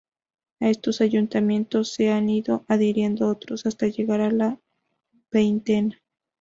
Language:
Spanish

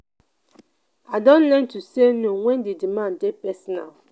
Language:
Nigerian Pidgin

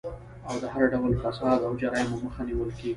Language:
Pashto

